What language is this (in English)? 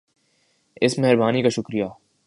Urdu